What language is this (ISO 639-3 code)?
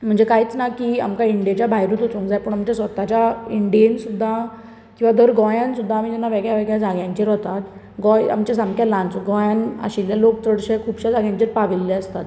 kok